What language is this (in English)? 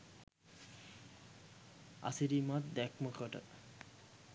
Sinhala